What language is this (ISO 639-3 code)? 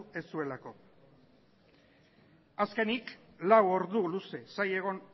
eus